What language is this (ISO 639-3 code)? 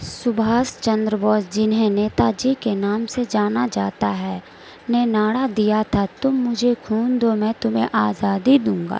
urd